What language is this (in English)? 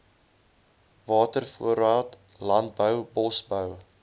Afrikaans